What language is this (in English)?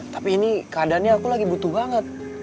Indonesian